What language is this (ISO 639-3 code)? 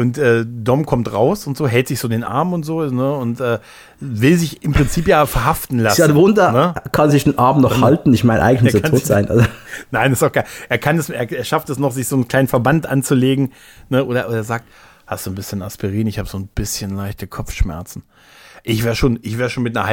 deu